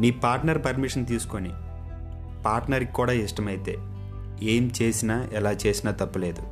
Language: Telugu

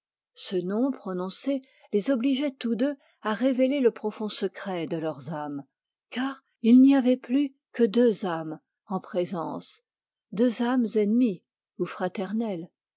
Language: French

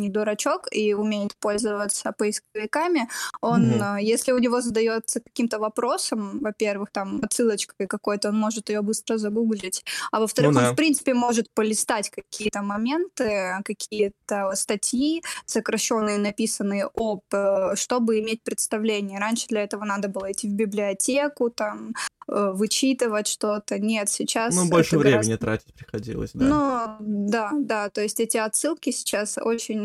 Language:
Russian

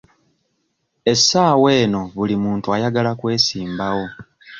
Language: Ganda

